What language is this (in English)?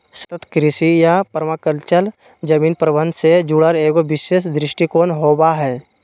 Magahi